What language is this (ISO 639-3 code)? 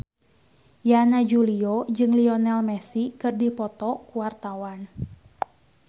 sun